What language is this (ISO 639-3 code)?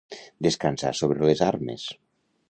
cat